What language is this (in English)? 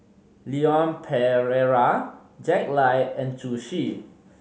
English